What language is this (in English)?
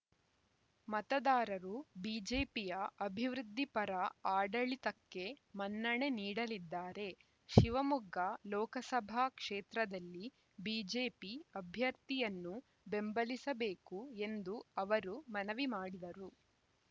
Kannada